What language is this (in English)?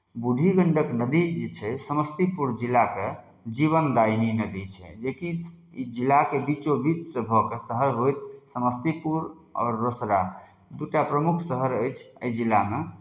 Maithili